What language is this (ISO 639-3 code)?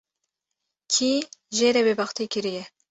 kur